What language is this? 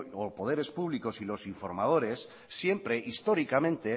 Spanish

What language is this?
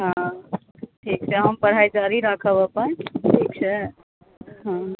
Maithili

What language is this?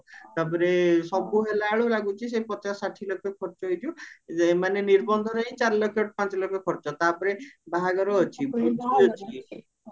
Odia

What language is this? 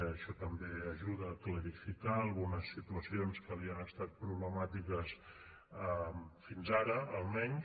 Catalan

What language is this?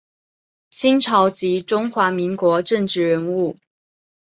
Chinese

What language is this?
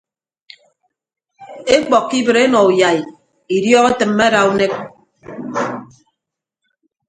Ibibio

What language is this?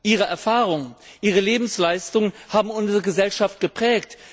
German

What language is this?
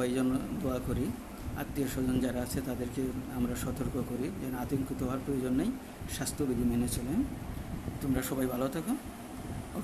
Hindi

